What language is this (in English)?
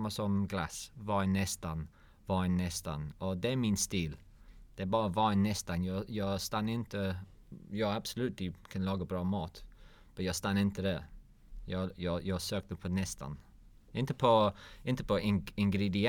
Swedish